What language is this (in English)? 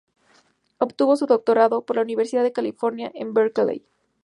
Spanish